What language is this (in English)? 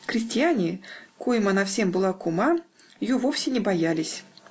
Russian